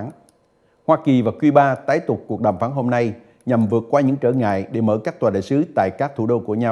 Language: Vietnamese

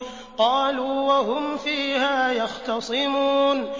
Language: Arabic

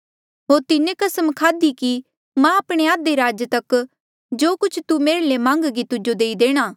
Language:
Mandeali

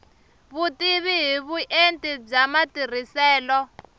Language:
Tsonga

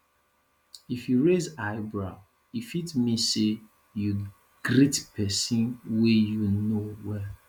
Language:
Nigerian Pidgin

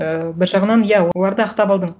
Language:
Kazakh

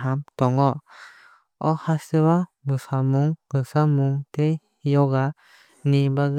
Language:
Kok Borok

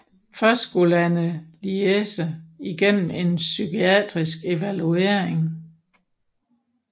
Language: Danish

